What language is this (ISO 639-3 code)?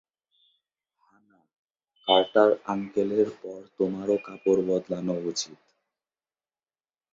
ben